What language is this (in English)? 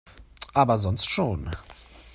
German